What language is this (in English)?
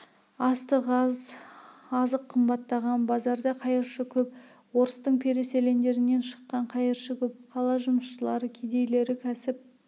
Kazakh